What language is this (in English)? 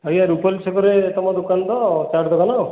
Odia